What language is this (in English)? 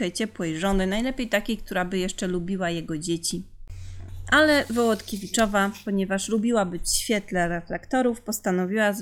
Polish